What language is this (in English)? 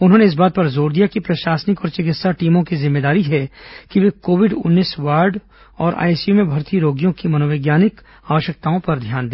Hindi